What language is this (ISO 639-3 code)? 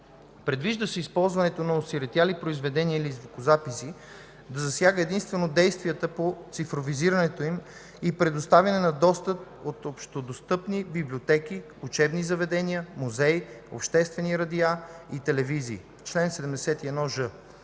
bul